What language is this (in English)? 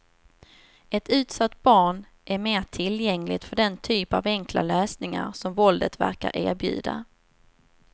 Swedish